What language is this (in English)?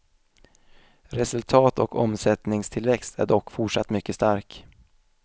Swedish